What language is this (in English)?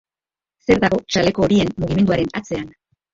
Basque